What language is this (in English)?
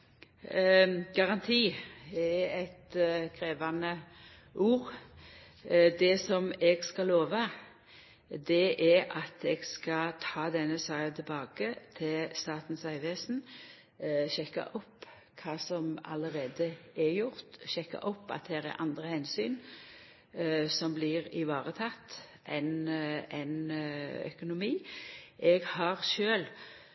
Norwegian